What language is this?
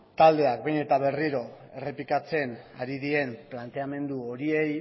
Basque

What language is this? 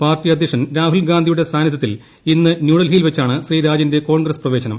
Malayalam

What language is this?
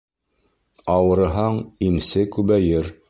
Bashkir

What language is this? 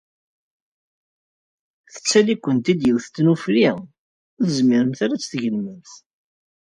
Kabyle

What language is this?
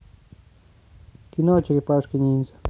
Russian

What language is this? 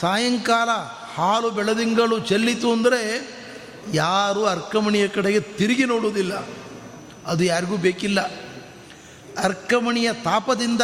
Kannada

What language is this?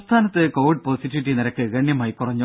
Malayalam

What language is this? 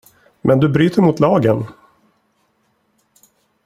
Swedish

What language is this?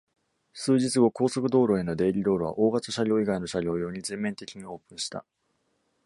Japanese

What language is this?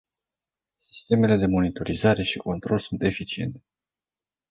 Romanian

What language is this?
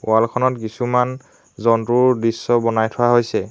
Assamese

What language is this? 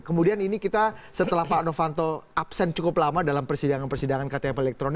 Indonesian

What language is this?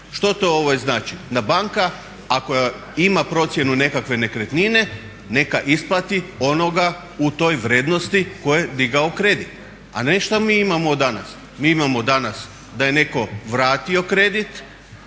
Croatian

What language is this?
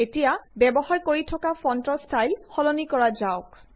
Assamese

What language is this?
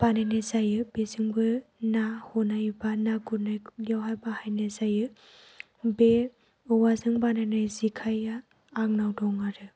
Bodo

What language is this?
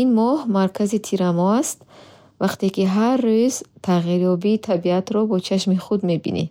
Bukharic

